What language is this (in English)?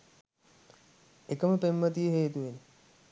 Sinhala